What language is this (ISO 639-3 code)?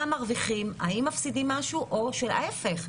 heb